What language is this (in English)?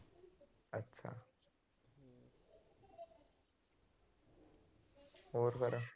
Punjabi